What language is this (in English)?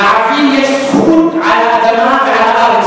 Hebrew